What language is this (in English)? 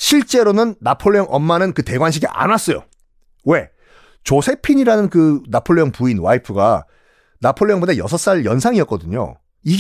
Korean